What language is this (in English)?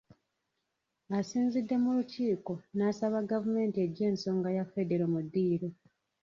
Ganda